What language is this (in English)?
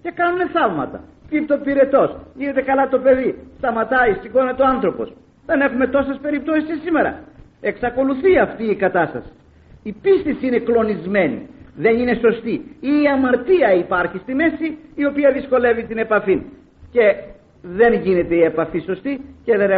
Greek